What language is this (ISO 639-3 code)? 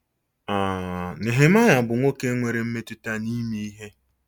ibo